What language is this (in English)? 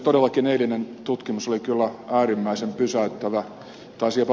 Finnish